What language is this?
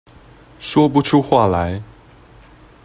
Chinese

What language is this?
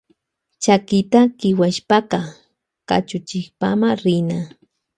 Loja Highland Quichua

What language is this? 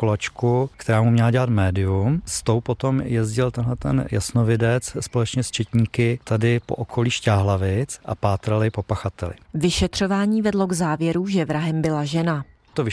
Czech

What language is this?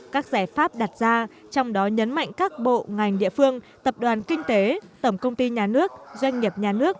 Vietnamese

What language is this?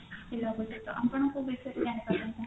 Odia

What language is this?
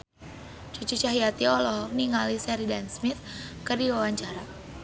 Sundanese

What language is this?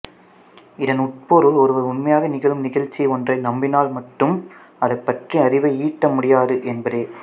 Tamil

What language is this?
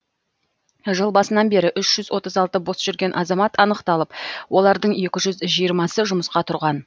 Kazakh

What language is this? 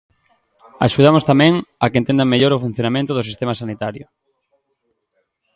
Galician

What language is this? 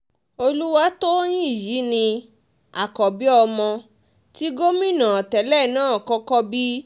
Yoruba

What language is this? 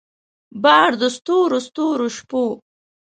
Pashto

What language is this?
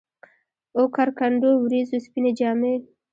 Pashto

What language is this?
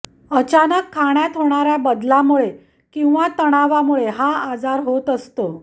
Marathi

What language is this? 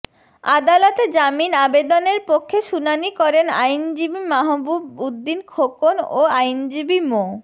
Bangla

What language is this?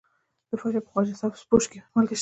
Pashto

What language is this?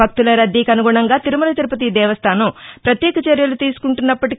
Telugu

